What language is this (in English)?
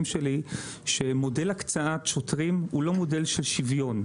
Hebrew